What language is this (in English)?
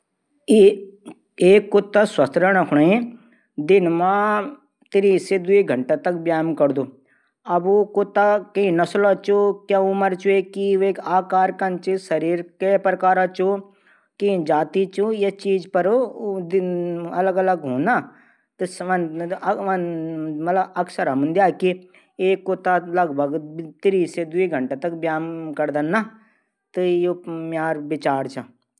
Garhwali